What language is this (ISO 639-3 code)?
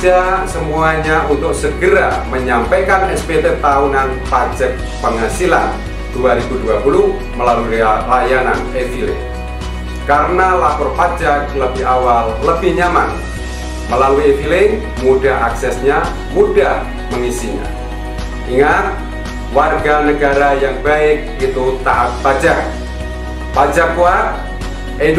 ind